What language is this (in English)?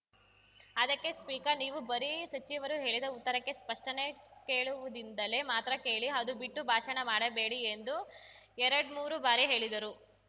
Kannada